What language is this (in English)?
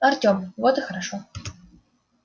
Russian